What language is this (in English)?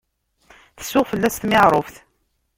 Kabyle